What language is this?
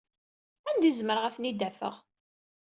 Kabyle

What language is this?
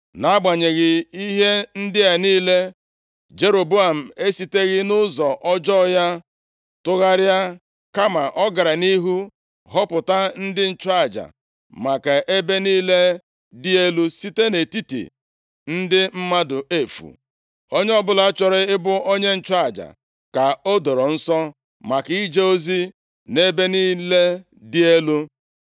Igbo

